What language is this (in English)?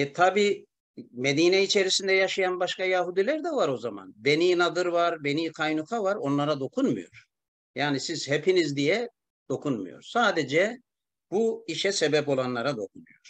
Turkish